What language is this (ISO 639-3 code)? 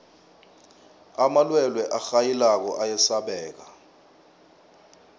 nbl